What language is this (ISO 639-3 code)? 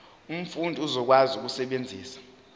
zul